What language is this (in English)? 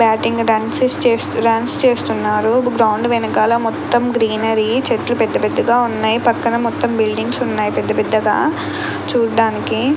Telugu